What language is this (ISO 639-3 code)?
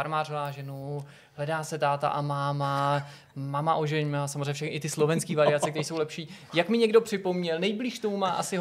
ces